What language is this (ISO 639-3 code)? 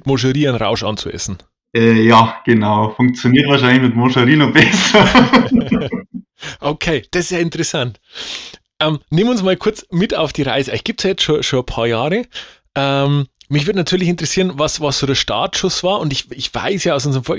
deu